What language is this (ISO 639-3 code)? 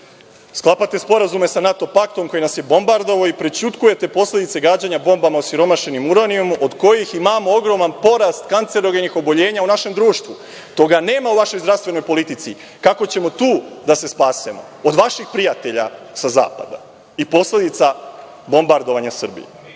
srp